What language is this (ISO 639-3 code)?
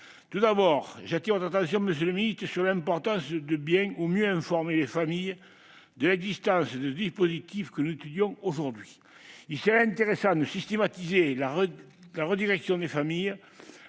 fra